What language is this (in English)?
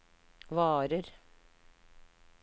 Norwegian